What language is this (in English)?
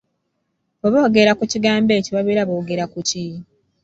Ganda